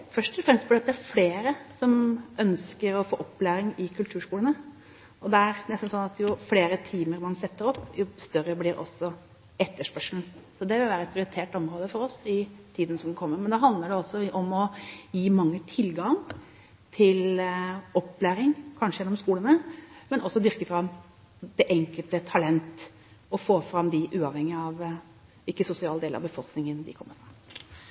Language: Norwegian Bokmål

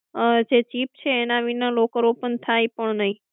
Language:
Gujarati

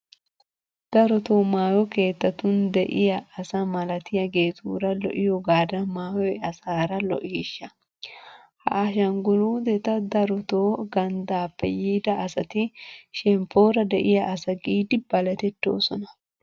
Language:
Wolaytta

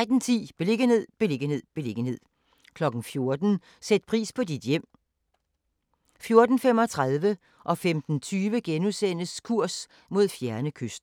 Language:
Danish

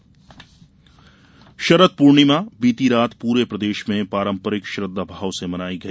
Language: Hindi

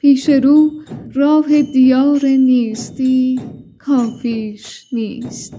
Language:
Persian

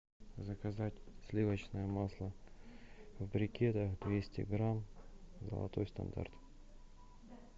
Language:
Russian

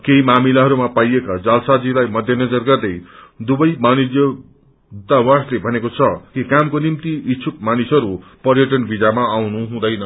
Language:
Nepali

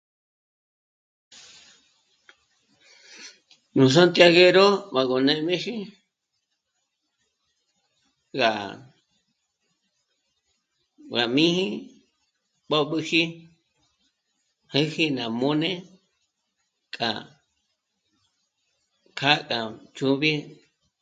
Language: Michoacán Mazahua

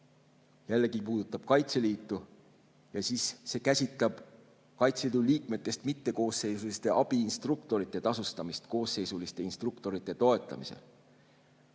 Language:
Estonian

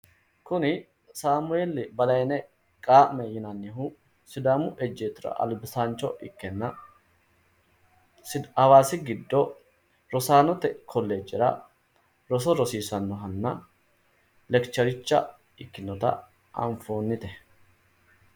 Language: Sidamo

